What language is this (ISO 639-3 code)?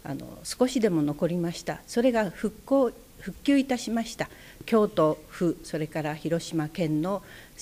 jpn